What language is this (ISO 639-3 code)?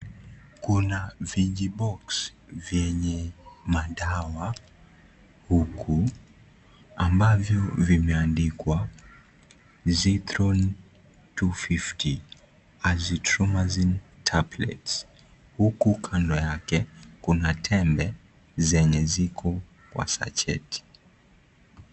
swa